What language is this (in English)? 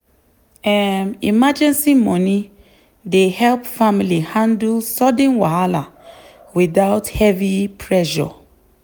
Nigerian Pidgin